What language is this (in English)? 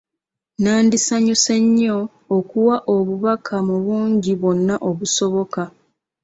Ganda